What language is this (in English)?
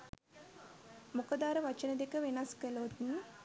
Sinhala